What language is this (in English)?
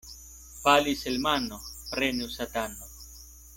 Esperanto